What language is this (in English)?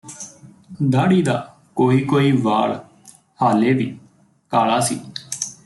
Punjabi